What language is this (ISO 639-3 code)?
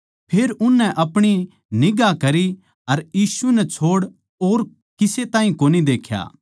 bgc